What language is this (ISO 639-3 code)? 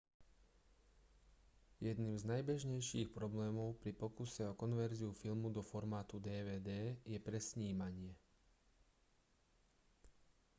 slk